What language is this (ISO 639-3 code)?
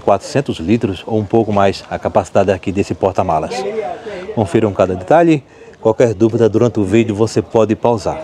por